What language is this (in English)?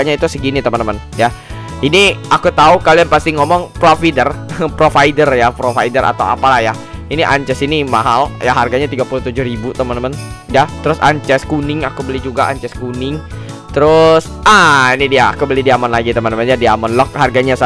Indonesian